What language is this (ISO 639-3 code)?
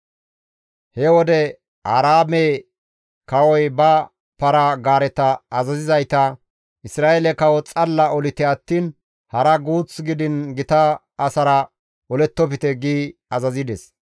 gmv